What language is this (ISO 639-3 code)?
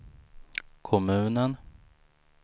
swe